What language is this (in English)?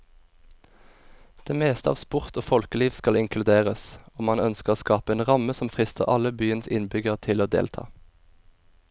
Norwegian